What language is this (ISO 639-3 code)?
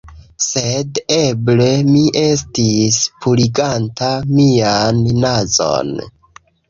epo